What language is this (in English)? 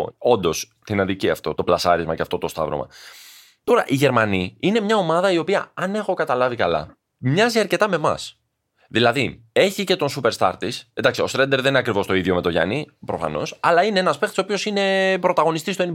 Greek